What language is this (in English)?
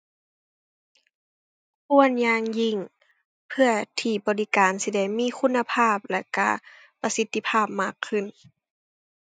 Thai